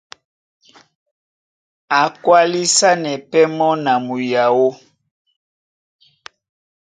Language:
Duala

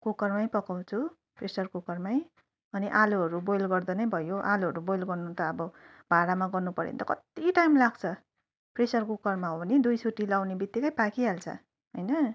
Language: Nepali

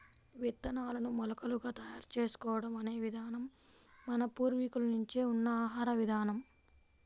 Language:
Telugu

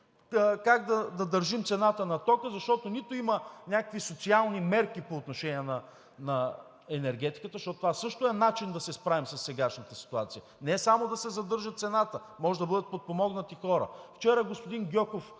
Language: Bulgarian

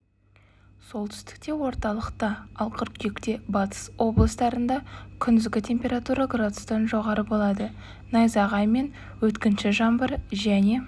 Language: Kazakh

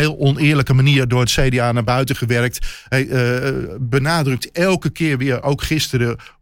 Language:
Dutch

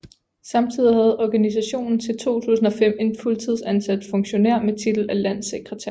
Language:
Danish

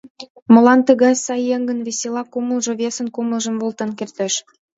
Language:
Mari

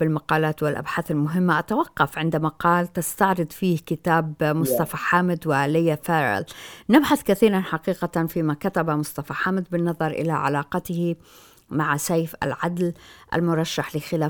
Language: Arabic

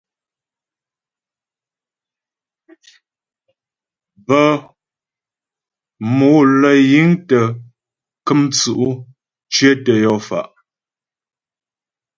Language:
Ghomala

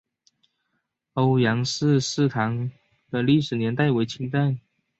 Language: Chinese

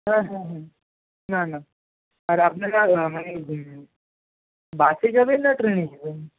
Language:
Bangla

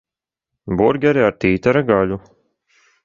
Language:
Latvian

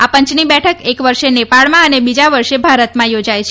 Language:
Gujarati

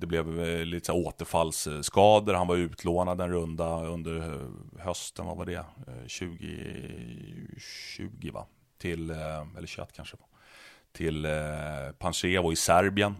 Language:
Swedish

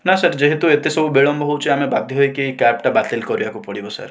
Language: Odia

